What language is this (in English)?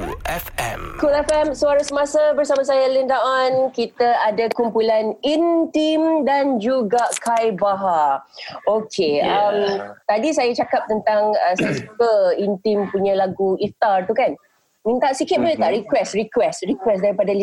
Malay